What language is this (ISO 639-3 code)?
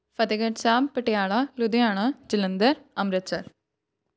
pan